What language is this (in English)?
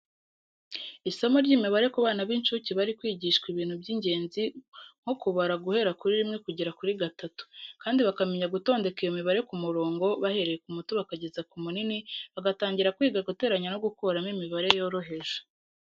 Kinyarwanda